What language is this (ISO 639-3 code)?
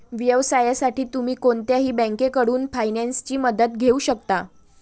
mar